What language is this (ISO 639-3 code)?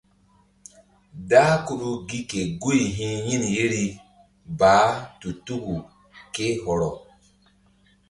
mdd